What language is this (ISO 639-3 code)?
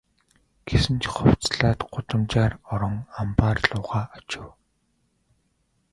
mon